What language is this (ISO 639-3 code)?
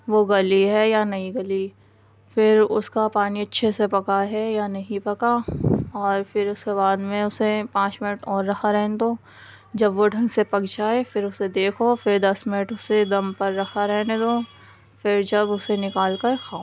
urd